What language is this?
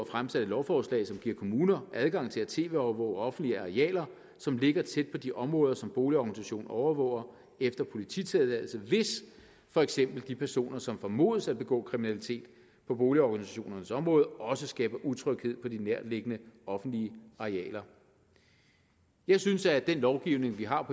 Danish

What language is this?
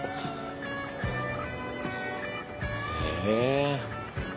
Japanese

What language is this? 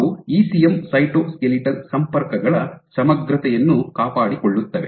Kannada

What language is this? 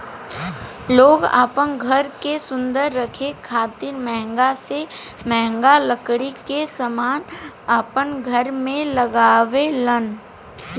Bhojpuri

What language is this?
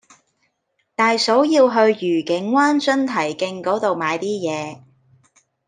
Cantonese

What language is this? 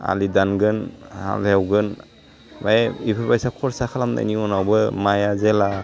Bodo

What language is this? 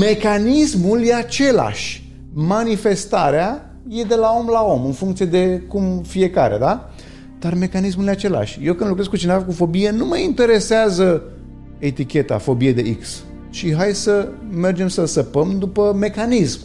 Romanian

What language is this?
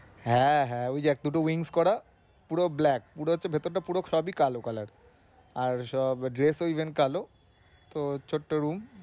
Bangla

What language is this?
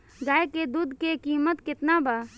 Bhojpuri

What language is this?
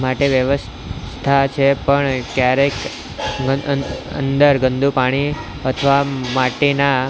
Gujarati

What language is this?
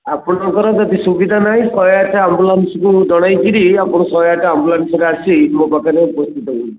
Odia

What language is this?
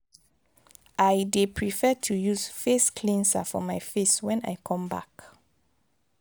Nigerian Pidgin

